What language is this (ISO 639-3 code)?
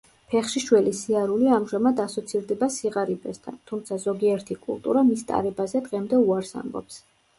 kat